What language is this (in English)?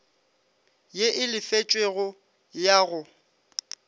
Northern Sotho